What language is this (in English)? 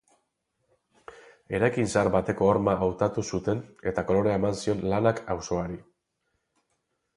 Basque